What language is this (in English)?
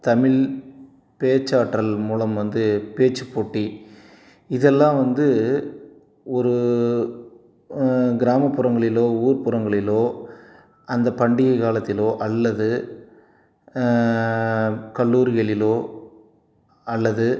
Tamil